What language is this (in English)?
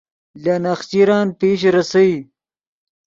Yidgha